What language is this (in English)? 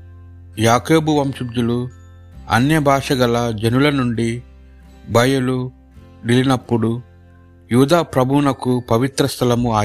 Telugu